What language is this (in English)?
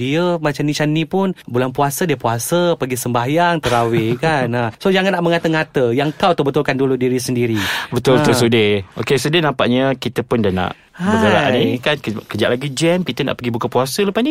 Malay